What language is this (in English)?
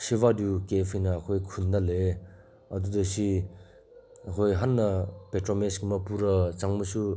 Manipuri